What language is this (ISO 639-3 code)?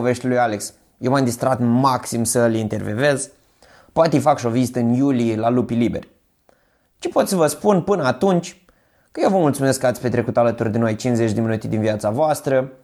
ron